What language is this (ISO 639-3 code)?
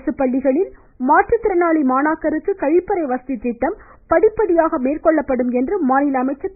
tam